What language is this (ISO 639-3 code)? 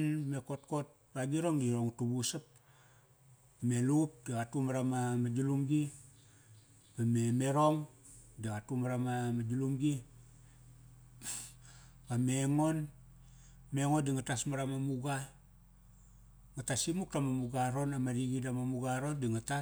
ckr